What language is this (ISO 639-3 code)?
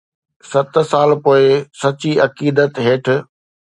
snd